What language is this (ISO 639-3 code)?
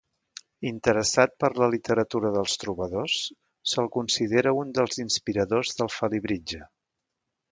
cat